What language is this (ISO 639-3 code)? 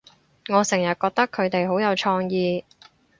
yue